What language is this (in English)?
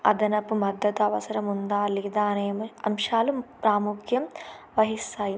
Telugu